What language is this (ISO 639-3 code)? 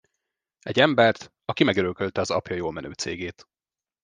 hun